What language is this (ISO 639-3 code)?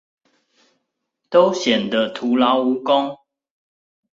zho